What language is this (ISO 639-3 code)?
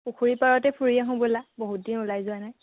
asm